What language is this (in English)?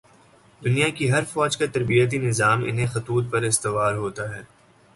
Urdu